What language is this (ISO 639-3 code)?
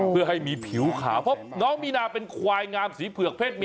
tha